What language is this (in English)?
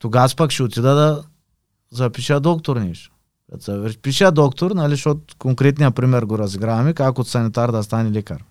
Bulgarian